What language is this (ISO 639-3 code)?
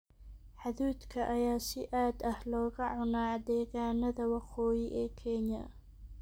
som